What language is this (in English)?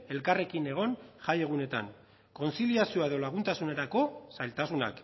Basque